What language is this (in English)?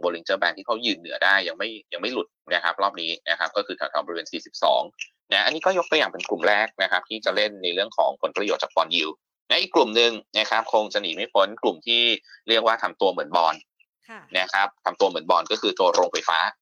Thai